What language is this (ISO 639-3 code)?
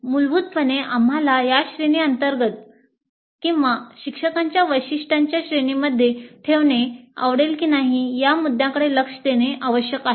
mar